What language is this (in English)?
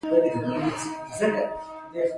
Pashto